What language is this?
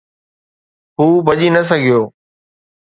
Sindhi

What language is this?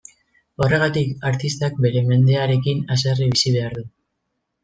Basque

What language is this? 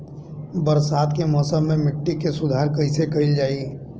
Bhojpuri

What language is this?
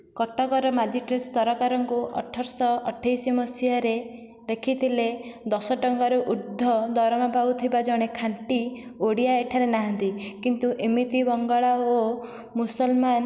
Odia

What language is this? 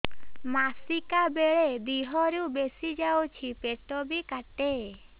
Odia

